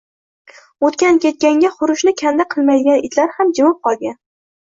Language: Uzbek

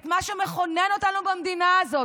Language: Hebrew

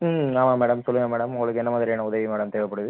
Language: Tamil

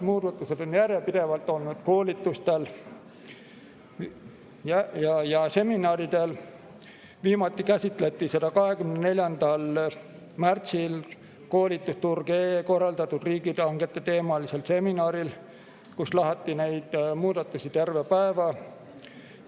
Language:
Estonian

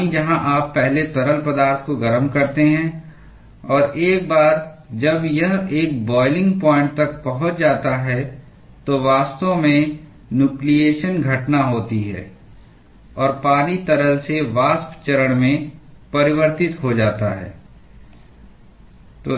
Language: Hindi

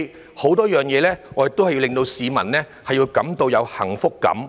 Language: Cantonese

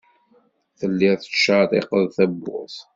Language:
Kabyle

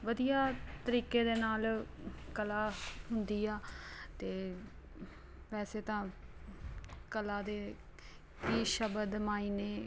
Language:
Punjabi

